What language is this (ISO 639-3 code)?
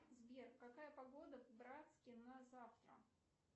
rus